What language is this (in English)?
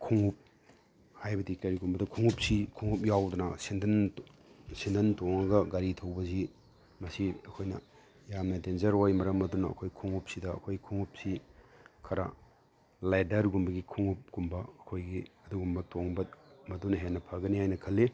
Manipuri